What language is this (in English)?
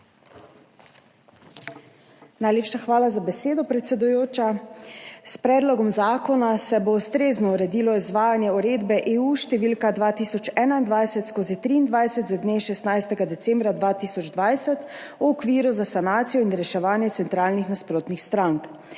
Slovenian